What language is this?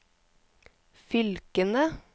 Norwegian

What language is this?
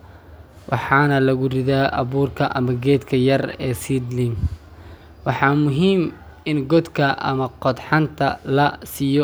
Somali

